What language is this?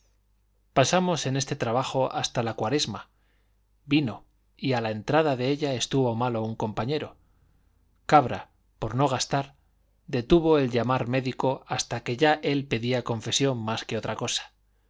Spanish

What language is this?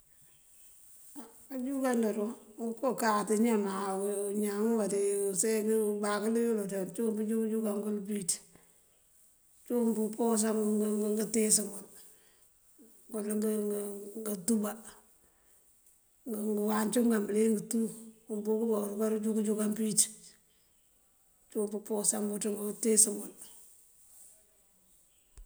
Mandjak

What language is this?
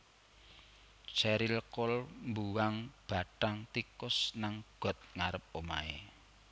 Javanese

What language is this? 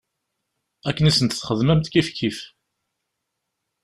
Kabyle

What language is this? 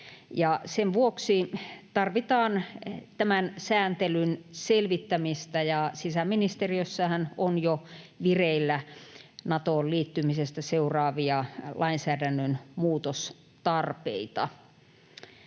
Finnish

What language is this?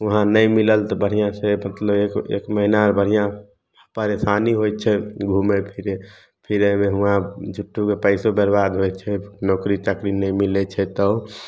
Maithili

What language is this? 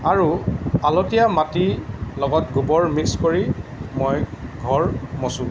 Assamese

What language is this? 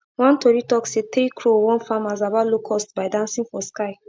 Nigerian Pidgin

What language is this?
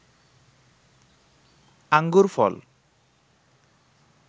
Bangla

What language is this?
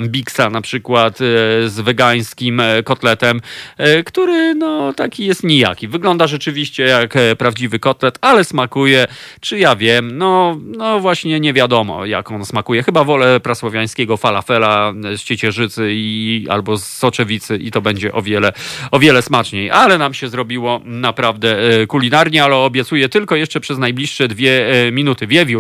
Polish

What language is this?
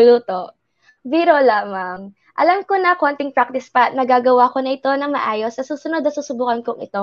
Filipino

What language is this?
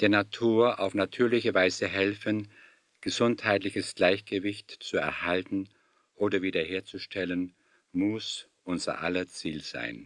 German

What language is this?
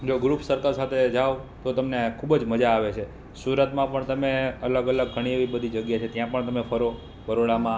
Gujarati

